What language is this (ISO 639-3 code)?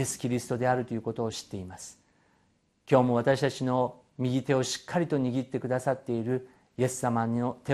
jpn